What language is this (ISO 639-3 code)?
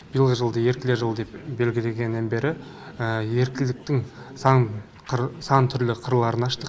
kaz